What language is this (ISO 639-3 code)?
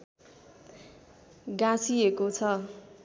nep